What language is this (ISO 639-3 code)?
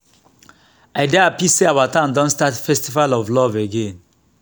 pcm